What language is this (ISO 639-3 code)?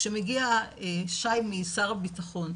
heb